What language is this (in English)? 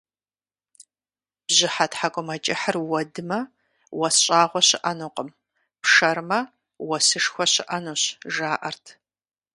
Kabardian